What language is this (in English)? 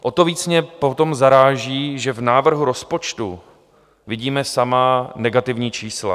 Czech